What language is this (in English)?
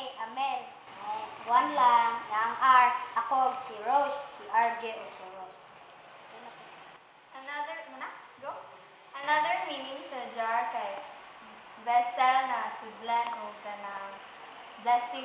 Filipino